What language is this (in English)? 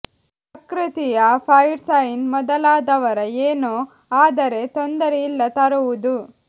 Kannada